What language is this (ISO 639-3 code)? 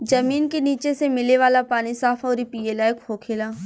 bho